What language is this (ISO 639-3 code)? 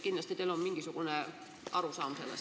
est